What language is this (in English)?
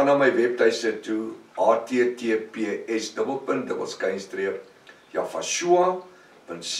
Dutch